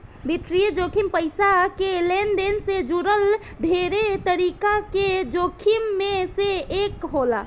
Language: Bhojpuri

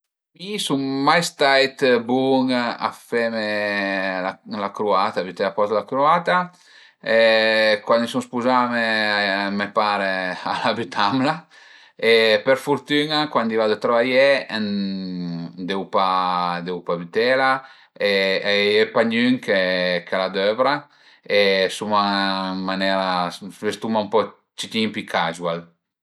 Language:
Piedmontese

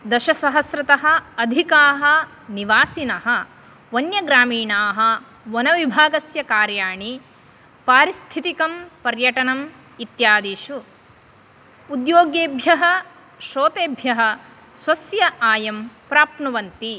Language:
Sanskrit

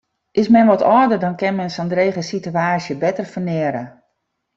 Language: Western Frisian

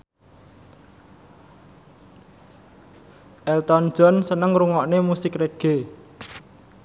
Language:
Javanese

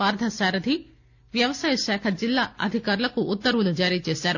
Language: Telugu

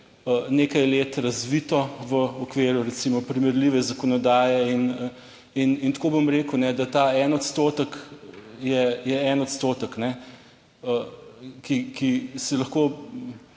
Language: Slovenian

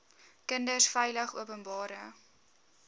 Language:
Afrikaans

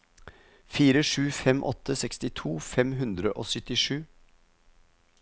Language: Norwegian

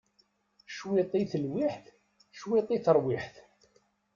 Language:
Kabyle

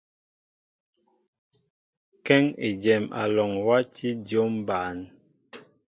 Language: Mbo (Cameroon)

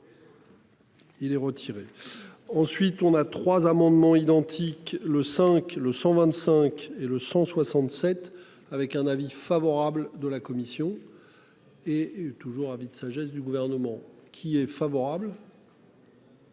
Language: French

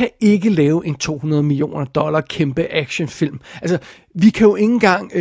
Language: Danish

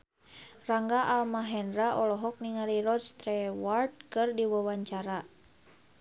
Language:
Sundanese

